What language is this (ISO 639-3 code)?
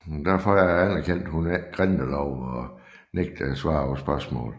dan